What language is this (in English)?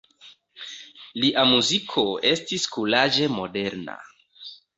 Esperanto